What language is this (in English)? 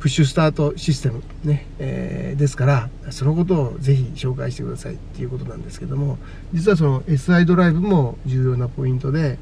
Japanese